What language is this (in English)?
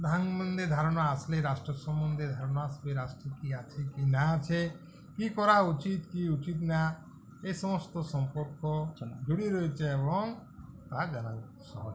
Bangla